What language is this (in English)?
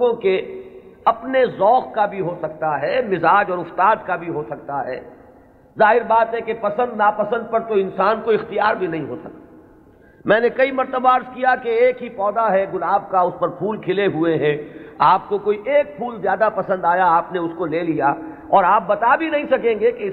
Urdu